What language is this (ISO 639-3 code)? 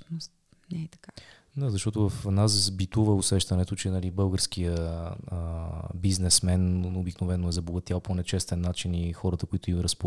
bul